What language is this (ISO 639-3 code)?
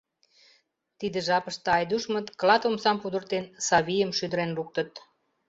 chm